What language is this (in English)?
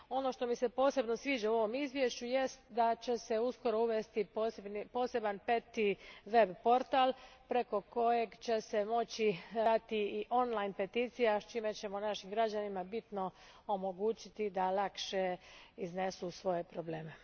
Croatian